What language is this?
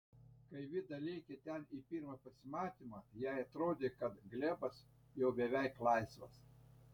Lithuanian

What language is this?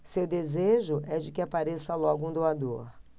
Portuguese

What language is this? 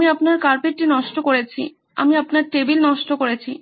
Bangla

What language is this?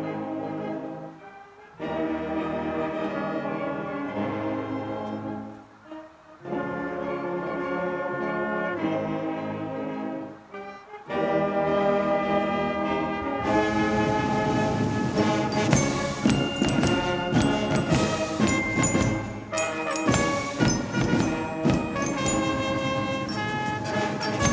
Indonesian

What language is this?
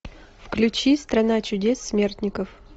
Russian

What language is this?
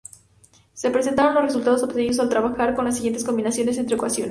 Spanish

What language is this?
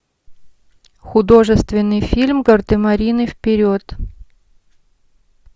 Russian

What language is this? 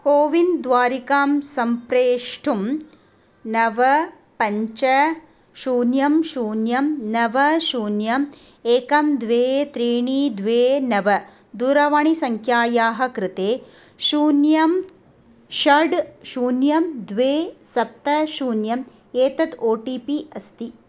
Sanskrit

